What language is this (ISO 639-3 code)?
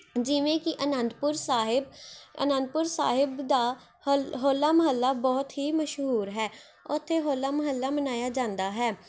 pan